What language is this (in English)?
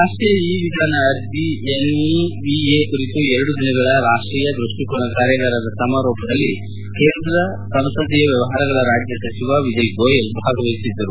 Kannada